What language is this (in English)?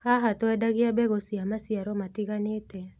Kikuyu